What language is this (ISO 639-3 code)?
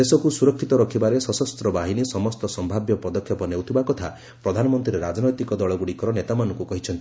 ori